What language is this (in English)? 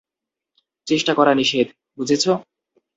Bangla